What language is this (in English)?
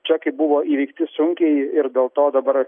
Lithuanian